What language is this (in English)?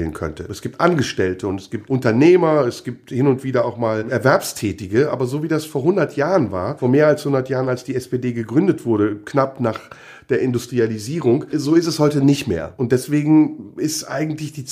German